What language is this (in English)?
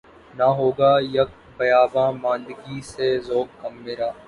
Urdu